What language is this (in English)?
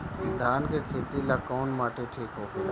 Bhojpuri